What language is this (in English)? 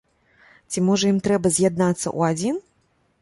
Belarusian